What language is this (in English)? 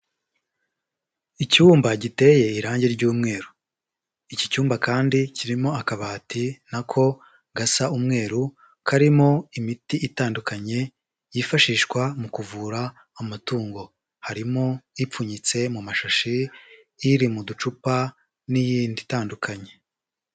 Kinyarwanda